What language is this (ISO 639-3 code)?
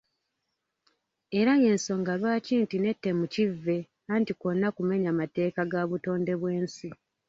lug